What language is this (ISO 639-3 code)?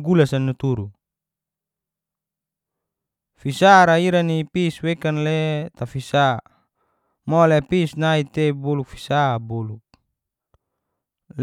ges